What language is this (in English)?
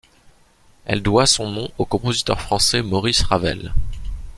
French